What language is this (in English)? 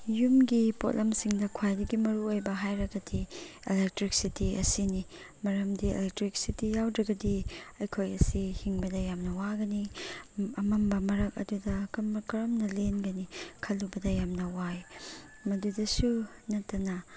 Manipuri